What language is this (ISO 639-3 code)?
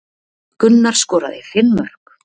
isl